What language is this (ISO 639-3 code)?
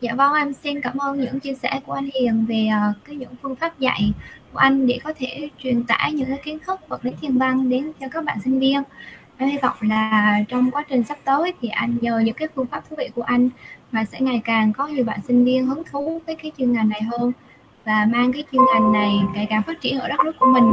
vie